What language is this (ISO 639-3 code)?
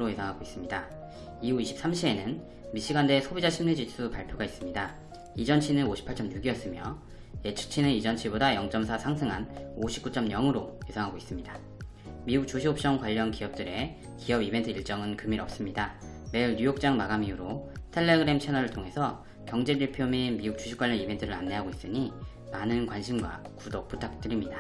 kor